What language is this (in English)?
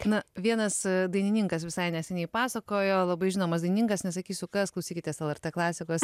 Lithuanian